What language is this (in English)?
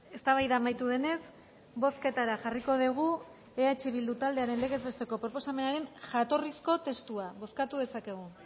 Basque